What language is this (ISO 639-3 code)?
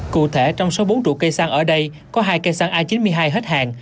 vie